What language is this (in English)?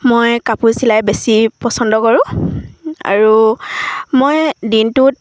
Assamese